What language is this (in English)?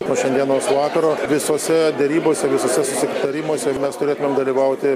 Lithuanian